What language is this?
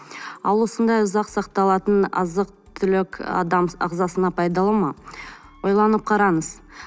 Kazakh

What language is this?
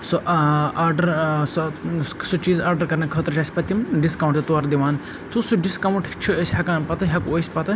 Kashmiri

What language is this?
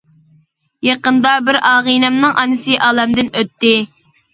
Uyghur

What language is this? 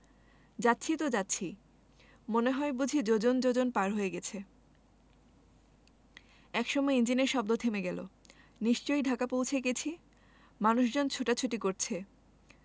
Bangla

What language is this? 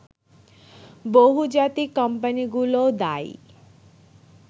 Bangla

